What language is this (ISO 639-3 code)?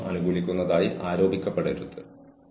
mal